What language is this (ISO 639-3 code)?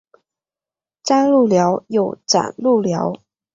zho